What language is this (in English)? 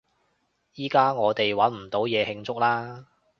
Cantonese